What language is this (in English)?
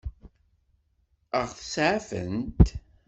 Kabyle